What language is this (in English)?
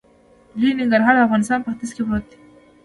Pashto